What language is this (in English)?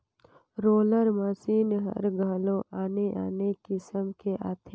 Chhattisgarhi